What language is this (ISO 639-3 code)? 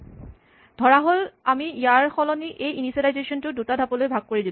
asm